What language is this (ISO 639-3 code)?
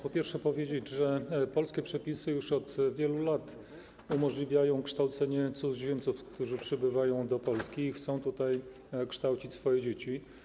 pol